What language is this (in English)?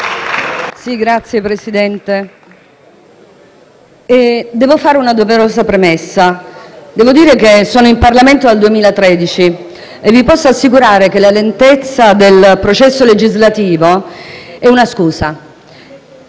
Italian